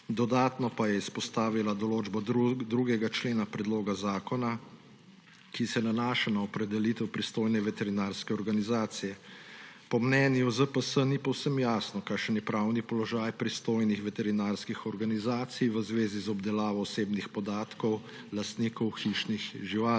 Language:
Slovenian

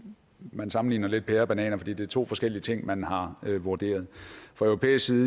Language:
Danish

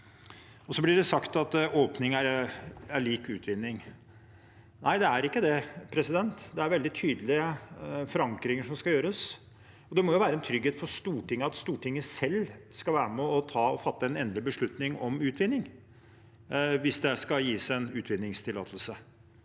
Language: Norwegian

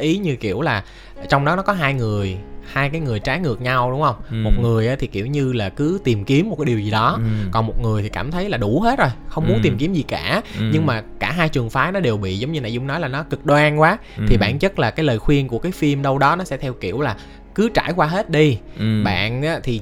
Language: Vietnamese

